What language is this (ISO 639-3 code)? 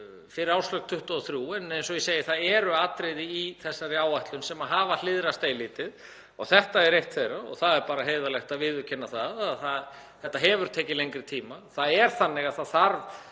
isl